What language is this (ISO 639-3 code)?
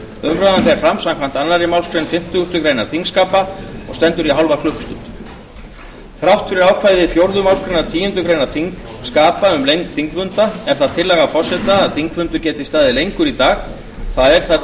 isl